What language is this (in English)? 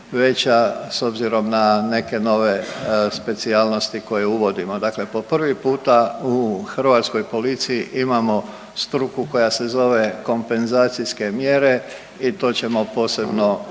Croatian